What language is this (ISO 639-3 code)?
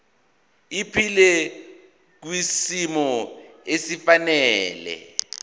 zul